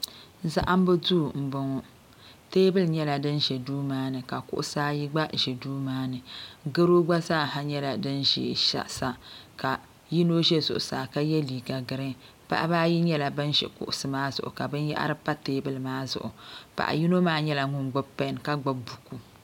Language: Dagbani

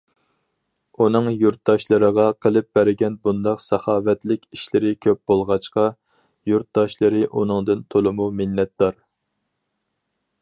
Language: Uyghur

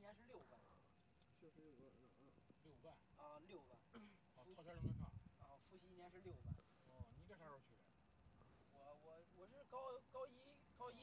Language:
Chinese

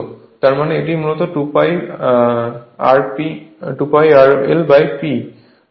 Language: Bangla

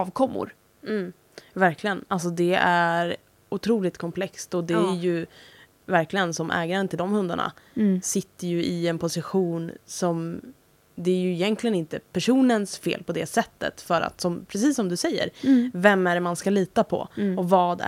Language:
Swedish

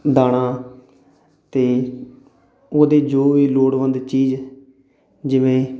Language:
Punjabi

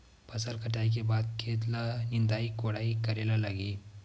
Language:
Chhattisgarhi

